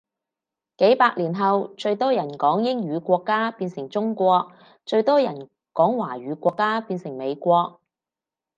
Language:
Cantonese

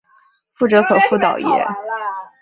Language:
Chinese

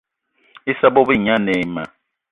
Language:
Eton (Cameroon)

